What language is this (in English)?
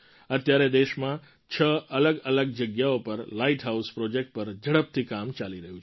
Gujarati